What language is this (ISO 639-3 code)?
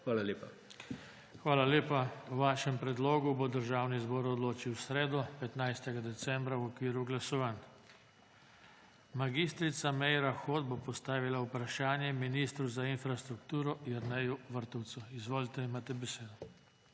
slv